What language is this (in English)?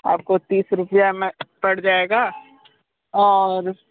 Hindi